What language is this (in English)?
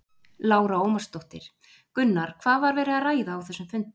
Icelandic